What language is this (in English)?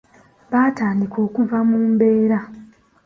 Ganda